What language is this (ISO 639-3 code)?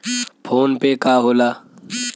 bho